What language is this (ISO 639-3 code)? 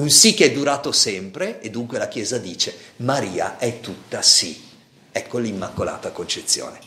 ita